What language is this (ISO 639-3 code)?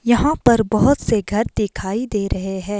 hin